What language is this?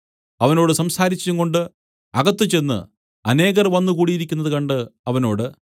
Malayalam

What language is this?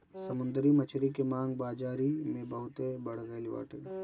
Bhojpuri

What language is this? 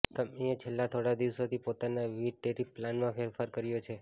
Gujarati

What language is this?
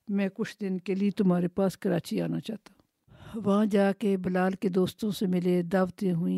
Urdu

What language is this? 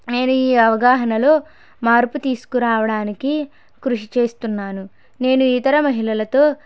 Telugu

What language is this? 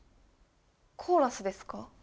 Japanese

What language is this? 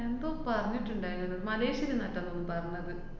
Malayalam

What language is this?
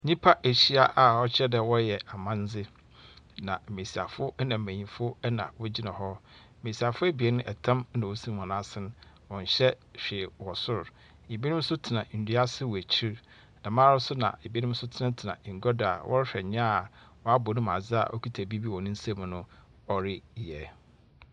Akan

